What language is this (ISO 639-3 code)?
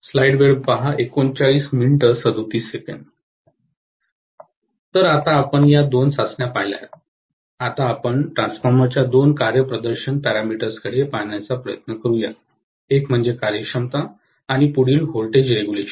mar